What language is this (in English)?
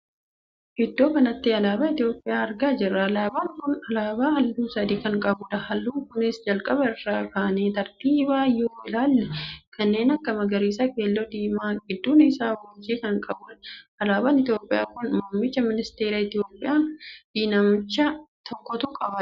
Oromo